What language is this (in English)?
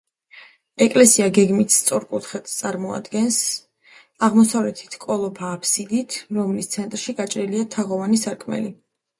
Georgian